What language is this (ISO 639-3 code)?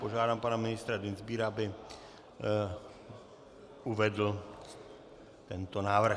ces